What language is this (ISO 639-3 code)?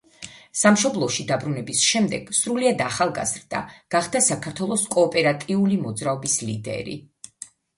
kat